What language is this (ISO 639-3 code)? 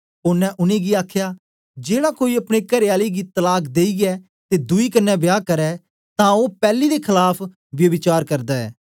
doi